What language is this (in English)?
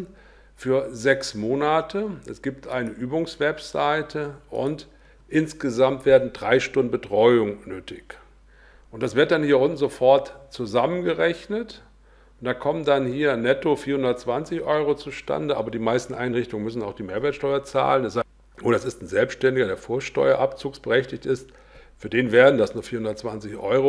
German